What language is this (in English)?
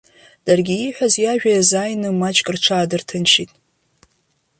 Abkhazian